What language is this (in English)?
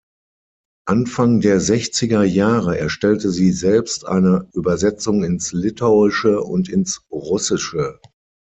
German